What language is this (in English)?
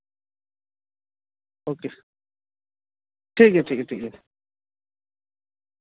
Santali